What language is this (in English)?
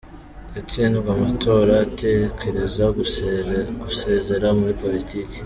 Kinyarwanda